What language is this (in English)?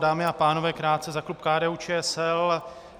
Czech